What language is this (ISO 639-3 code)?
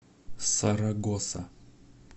rus